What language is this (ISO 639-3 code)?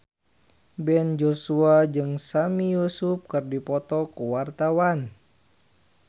sun